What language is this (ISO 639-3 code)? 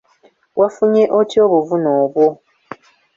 lug